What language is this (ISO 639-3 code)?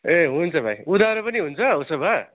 nep